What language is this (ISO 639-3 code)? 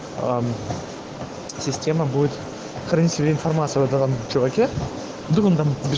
rus